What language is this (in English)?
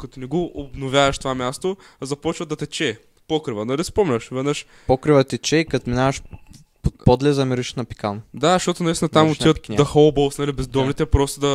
Bulgarian